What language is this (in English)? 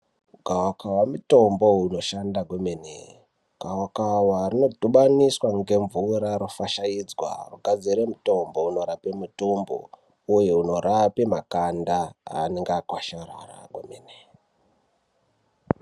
Ndau